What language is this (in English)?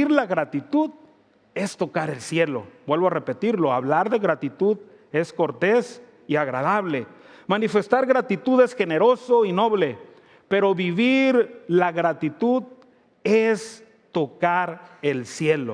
Spanish